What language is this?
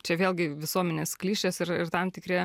Lithuanian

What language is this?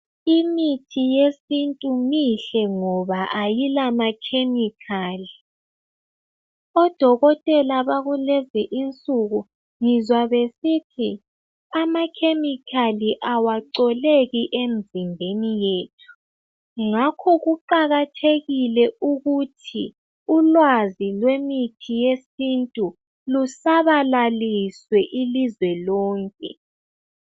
North Ndebele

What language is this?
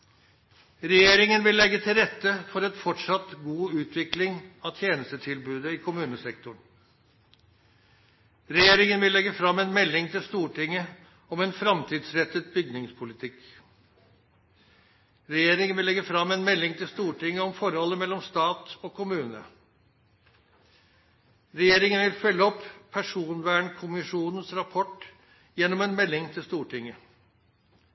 Norwegian Nynorsk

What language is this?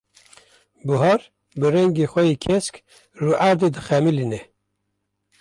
Kurdish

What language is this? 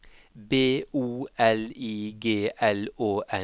Norwegian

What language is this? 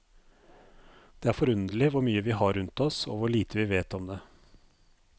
Norwegian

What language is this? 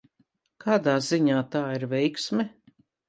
Latvian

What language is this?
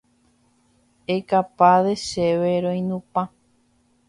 Guarani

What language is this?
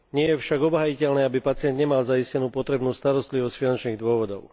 Slovak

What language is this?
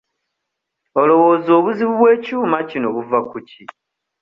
Ganda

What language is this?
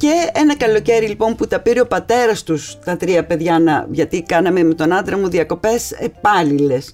Greek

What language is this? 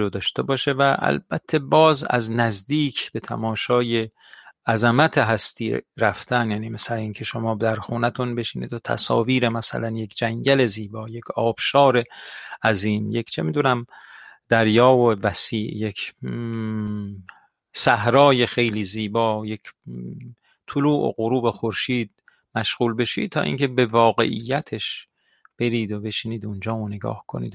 Persian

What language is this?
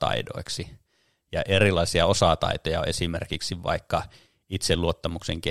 Finnish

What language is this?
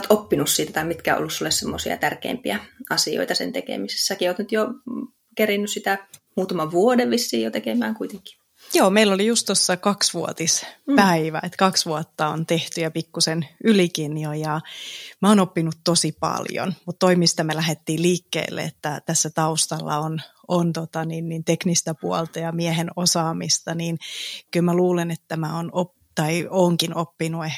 Finnish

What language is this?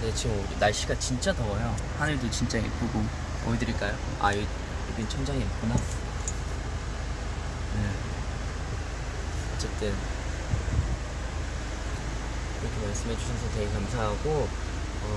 Korean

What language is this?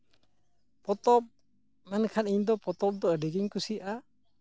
Santali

